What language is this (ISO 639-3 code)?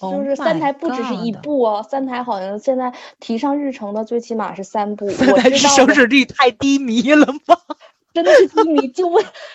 zho